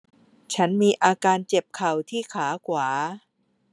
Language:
Thai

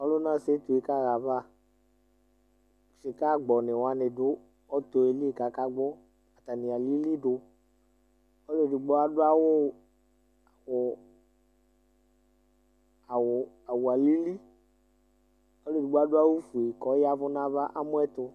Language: Ikposo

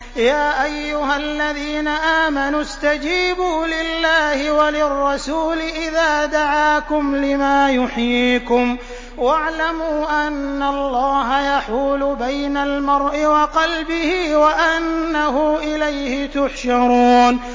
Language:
Arabic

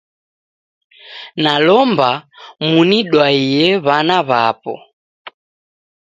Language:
Taita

